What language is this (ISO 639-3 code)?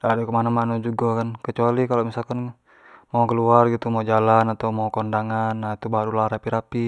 jax